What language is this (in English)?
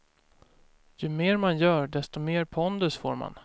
Swedish